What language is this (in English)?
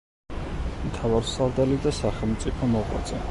Georgian